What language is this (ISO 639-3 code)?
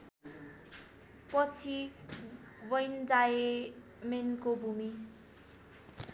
nep